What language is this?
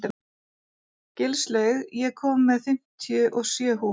Icelandic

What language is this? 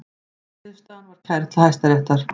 Icelandic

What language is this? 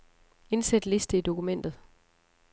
Danish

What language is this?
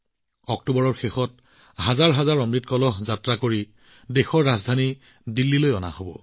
Assamese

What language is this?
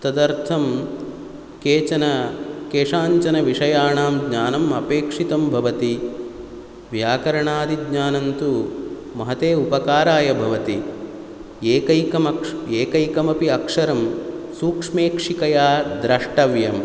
Sanskrit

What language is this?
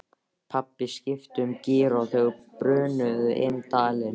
Icelandic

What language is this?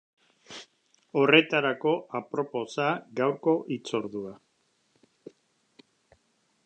Basque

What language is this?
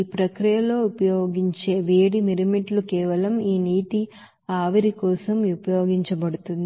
Telugu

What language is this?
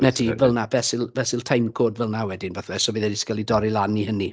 Welsh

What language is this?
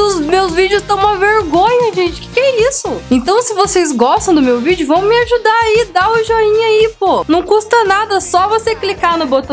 Portuguese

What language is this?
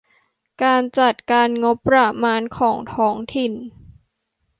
Thai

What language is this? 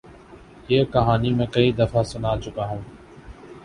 Urdu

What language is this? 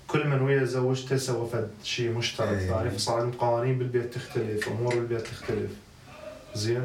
Arabic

